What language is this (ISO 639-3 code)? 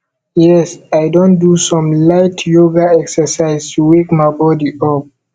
pcm